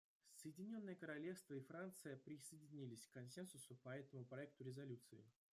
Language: Russian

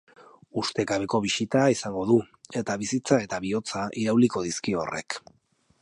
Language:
Basque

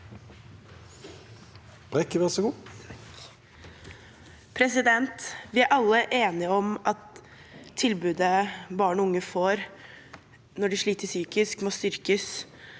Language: Norwegian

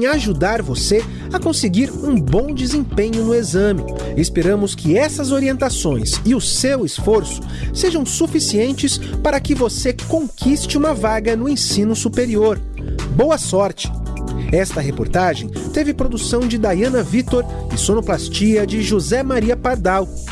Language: Portuguese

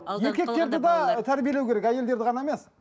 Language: Kazakh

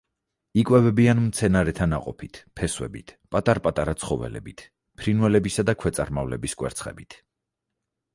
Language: Georgian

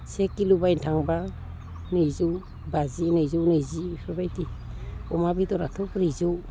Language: Bodo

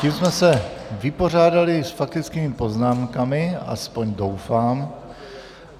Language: Czech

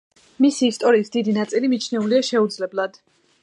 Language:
Georgian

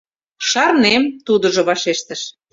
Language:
Mari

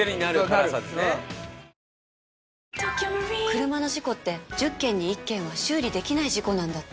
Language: Japanese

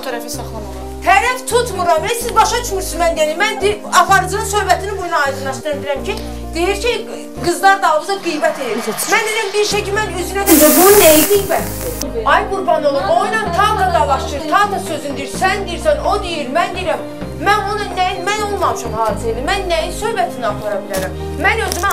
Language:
Turkish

